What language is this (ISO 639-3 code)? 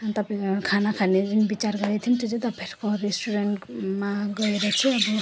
nep